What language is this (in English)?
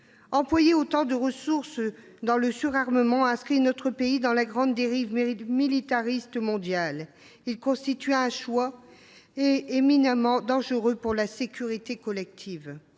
French